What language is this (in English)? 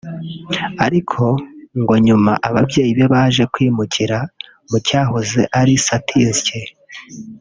Kinyarwanda